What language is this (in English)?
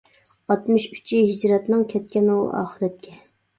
Uyghur